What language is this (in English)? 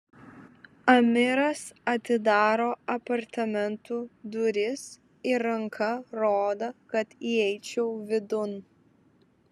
Lithuanian